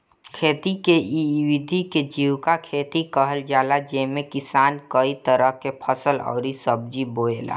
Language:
Bhojpuri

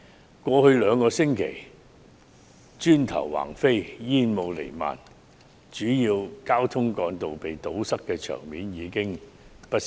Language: Cantonese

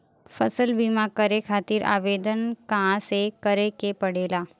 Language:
Bhojpuri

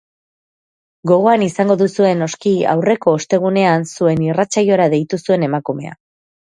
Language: Basque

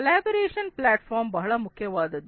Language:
Kannada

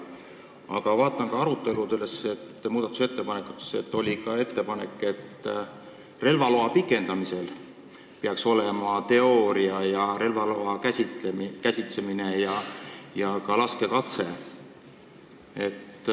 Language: Estonian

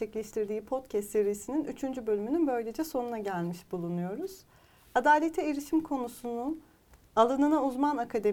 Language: Turkish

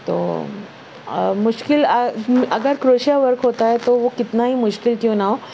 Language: Urdu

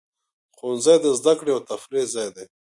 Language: Pashto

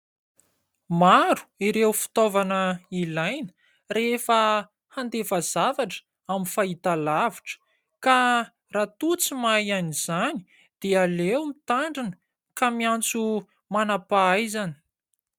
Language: Malagasy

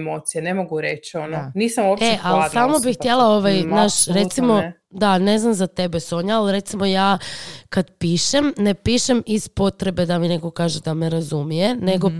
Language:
Croatian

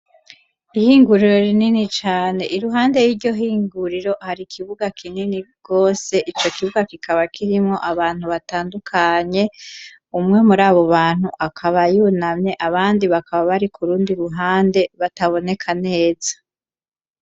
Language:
Rundi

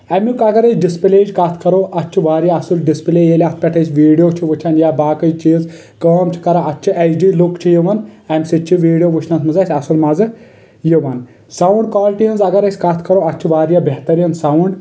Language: Kashmiri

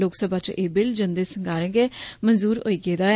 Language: Dogri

